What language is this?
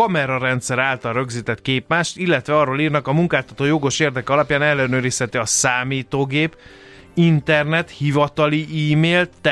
Hungarian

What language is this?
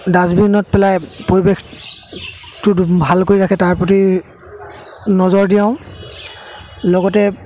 Assamese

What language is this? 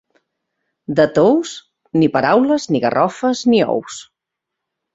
Catalan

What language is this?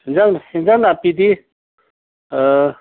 Manipuri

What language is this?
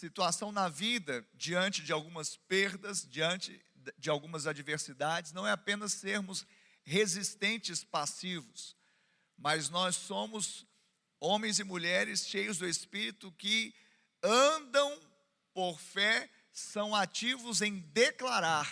Portuguese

